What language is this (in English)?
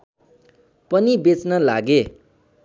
Nepali